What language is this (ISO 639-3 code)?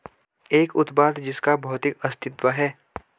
hin